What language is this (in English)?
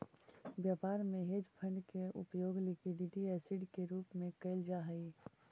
Magahi